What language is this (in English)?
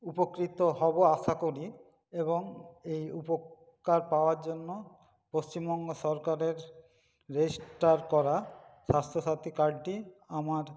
Bangla